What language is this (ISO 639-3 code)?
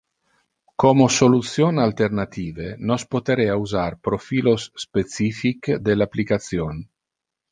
ina